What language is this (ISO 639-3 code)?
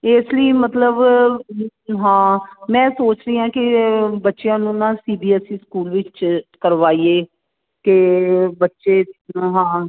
pan